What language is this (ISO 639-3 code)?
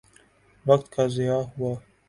urd